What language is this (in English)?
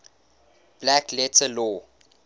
English